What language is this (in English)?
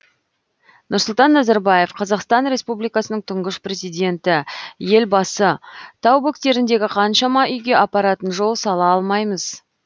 Kazakh